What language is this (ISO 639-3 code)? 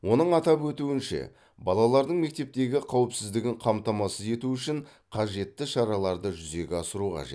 kaz